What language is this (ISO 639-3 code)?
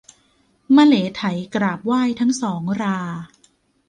tha